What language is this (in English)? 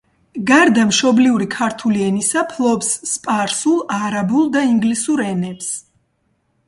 Georgian